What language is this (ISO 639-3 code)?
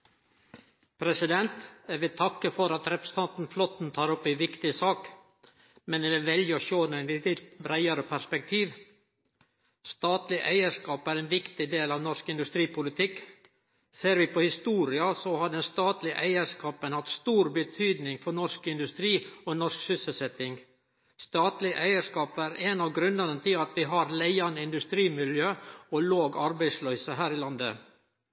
nno